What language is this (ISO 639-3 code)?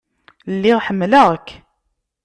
kab